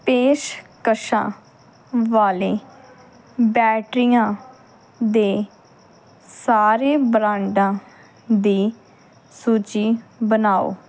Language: Punjabi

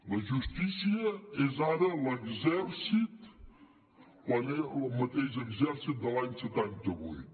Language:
Catalan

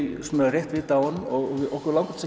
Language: Icelandic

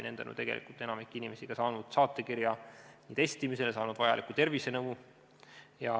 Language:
Estonian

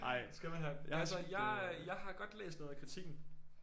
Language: Danish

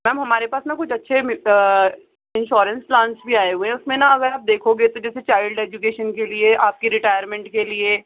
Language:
Urdu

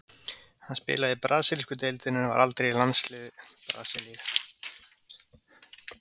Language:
Icelandic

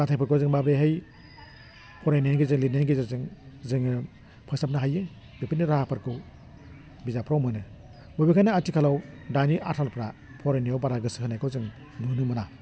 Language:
Bodo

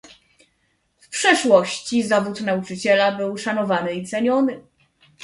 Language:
Polish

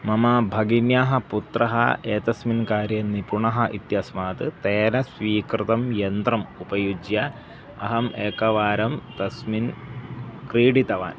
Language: Sanskrit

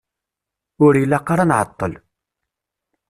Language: Kabyle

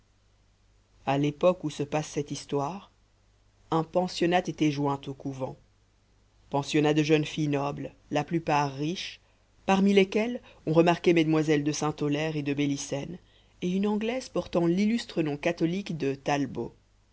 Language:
French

